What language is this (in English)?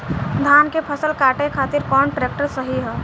Bhojpuri